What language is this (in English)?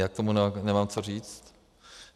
Czech